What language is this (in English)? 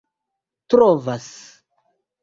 Esperanto